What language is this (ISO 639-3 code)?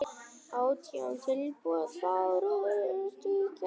isl